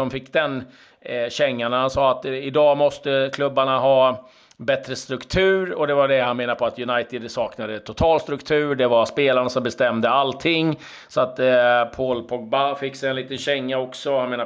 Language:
Swedish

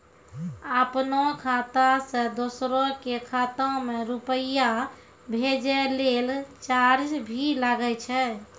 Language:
Maithili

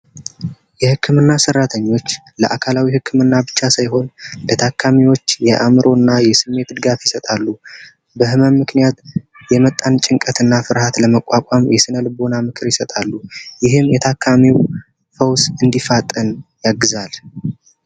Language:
Amharic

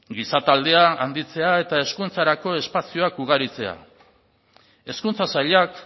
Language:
Basque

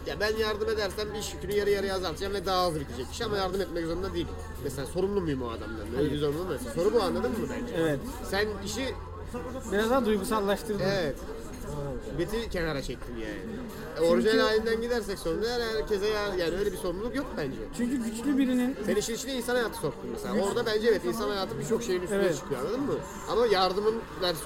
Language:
Turkish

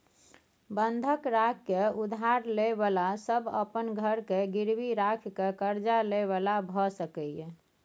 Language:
Maithili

